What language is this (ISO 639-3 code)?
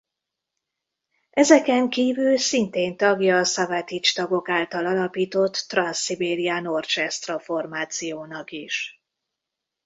hun